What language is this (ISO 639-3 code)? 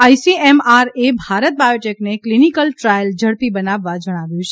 guj